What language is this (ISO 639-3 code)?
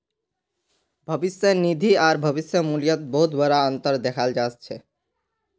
mag